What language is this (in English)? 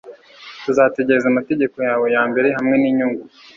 Kinyarwanda